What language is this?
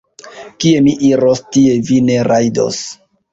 Esperanto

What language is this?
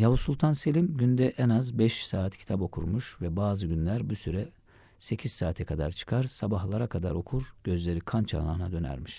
Turkish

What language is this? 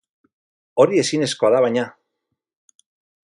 Basque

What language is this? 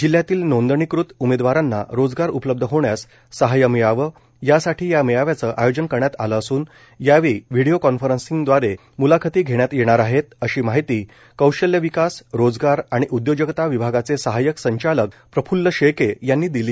Marathi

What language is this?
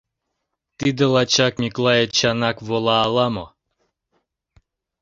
Mari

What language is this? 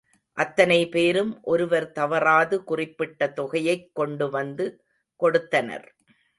Tamil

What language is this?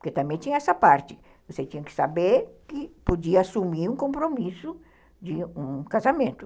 Portuguese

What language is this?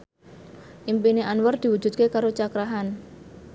Javanese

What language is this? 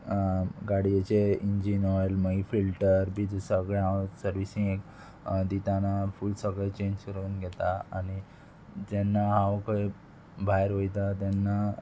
Konkani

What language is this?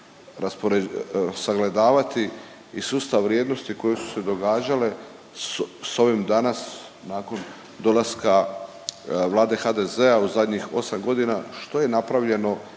Croatian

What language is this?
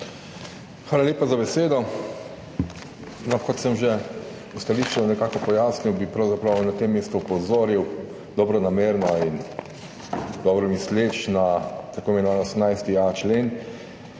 Slovenian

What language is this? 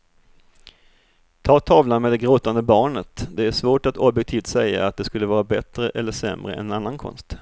Swedish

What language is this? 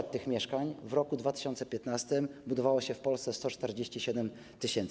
Polish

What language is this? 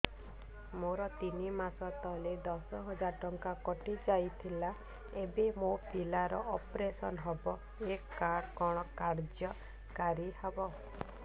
Odia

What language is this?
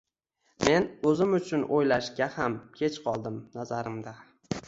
Uzbek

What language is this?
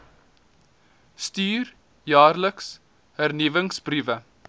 Afrikaans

